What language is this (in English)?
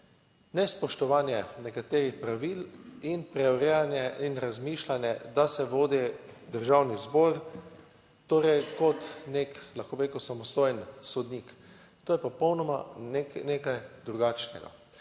Slovenian